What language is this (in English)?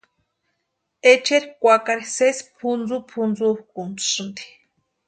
Western Highland Purepecha